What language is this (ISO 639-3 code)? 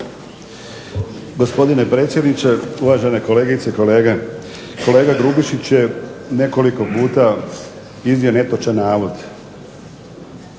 hrv